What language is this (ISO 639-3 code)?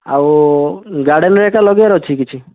ori